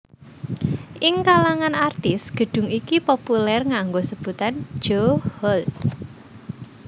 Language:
Javanese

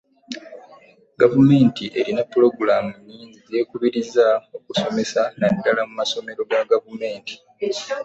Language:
Ganda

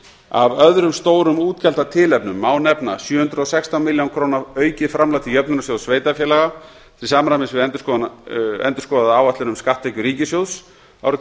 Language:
Icelandic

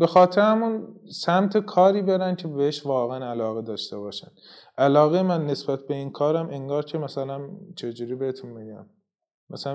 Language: Persian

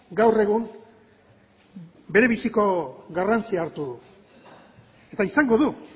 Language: Basque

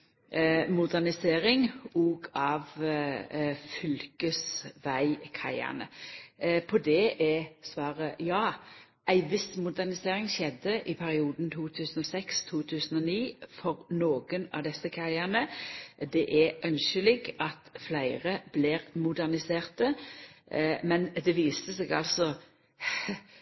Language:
Norwegian Nynorsk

